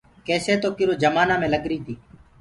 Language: Gurgula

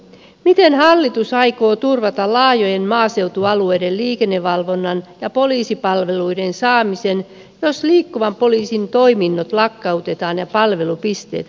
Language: Finnish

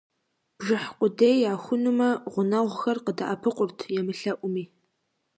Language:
Kabardian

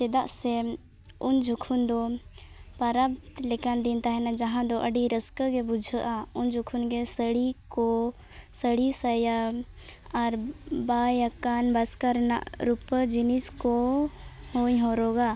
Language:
Santali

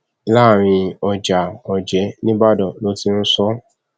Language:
Yoruba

